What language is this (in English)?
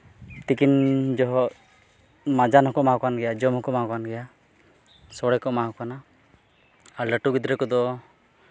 Santali